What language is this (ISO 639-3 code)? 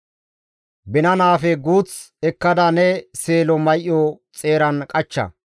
gmv